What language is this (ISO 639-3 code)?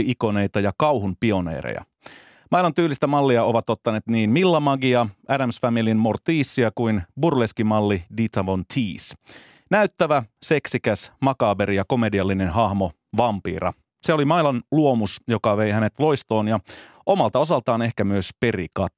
fin